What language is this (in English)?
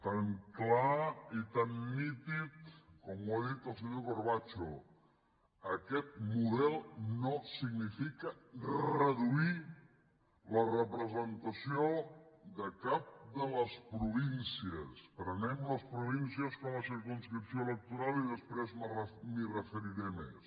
Catalan